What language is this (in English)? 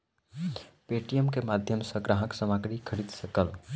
Maithili